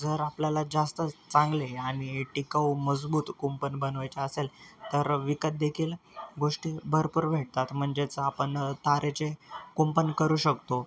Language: Marathi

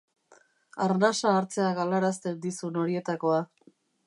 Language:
Basque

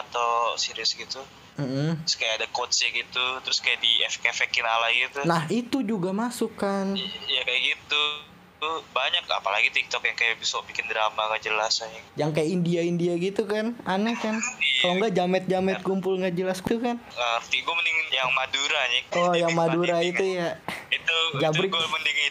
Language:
Indonesian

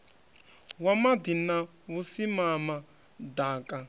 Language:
Venda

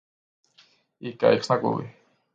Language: Georgian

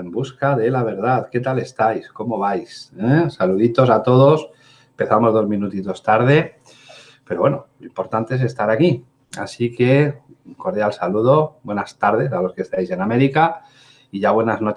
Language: Spanish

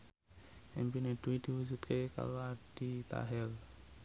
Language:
Javanese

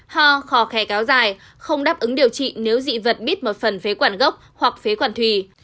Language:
Vietnamese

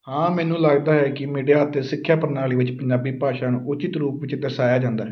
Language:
Punjabi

